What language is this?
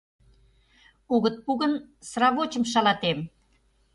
Mari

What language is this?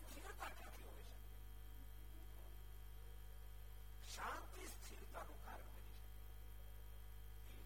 Gujarati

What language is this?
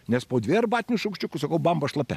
Lithuanian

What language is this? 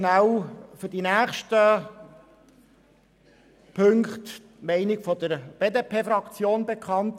Swiss German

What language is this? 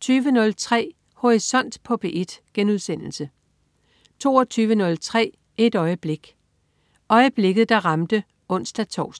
Danish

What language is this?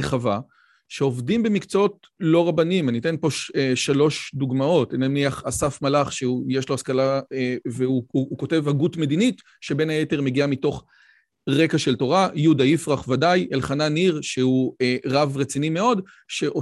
Hebrew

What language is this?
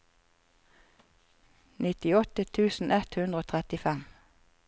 Norwegian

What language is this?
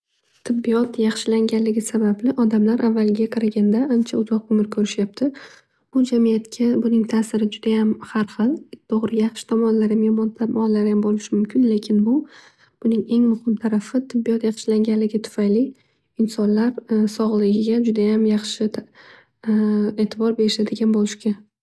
Uzbek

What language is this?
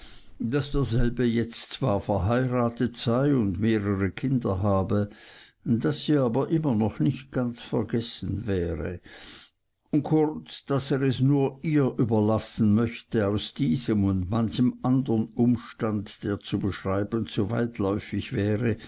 German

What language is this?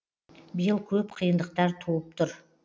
Kazakh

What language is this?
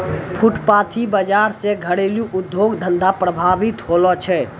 Maithili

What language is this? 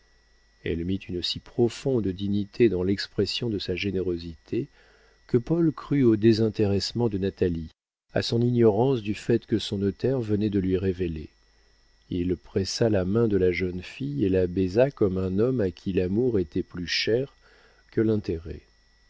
French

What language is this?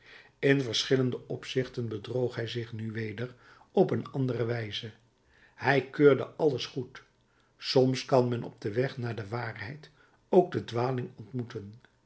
Dutch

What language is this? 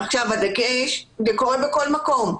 Hebrew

